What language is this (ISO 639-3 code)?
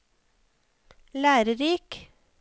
nor